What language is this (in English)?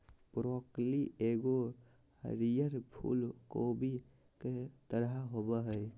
Magahi